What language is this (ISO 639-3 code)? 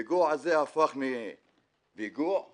heb